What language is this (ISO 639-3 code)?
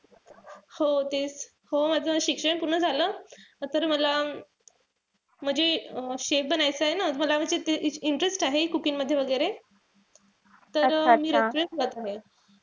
mar